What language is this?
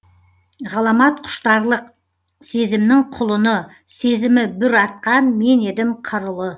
Kazakh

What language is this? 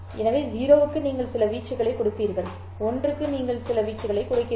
Tamil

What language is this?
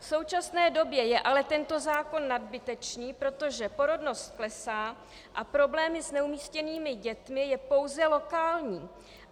Czech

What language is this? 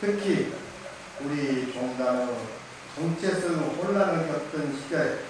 Korean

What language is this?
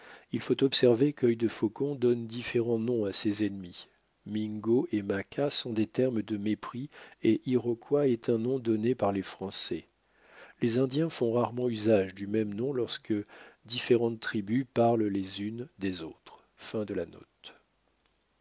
French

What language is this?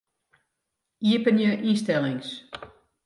Western Frisian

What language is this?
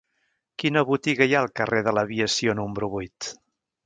Catalan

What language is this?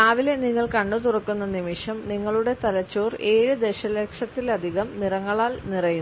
Malayalam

